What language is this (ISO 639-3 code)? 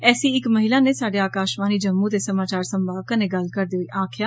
doi